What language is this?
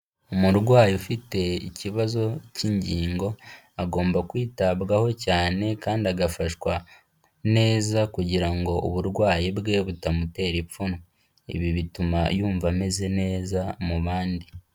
Kinyarwanda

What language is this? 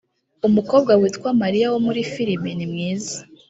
Kinyarwanda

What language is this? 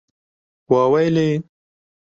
Kurdish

